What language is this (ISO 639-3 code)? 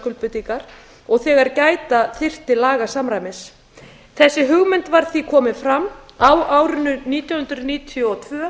isl